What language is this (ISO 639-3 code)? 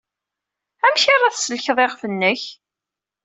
kab